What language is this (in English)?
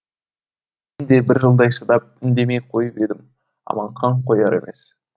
Kazakh